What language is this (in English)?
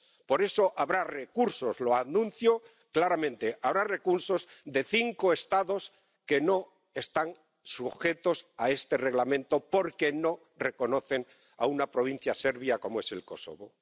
Spanish